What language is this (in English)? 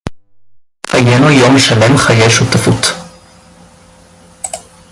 Hebrew